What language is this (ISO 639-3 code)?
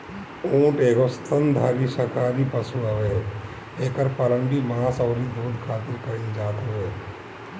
bho